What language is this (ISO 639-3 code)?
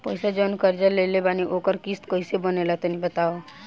bho